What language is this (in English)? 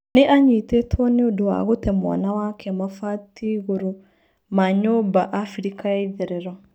Kikuyu